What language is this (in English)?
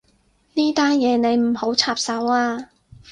Cantonese